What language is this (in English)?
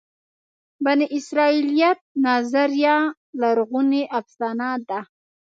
Pashto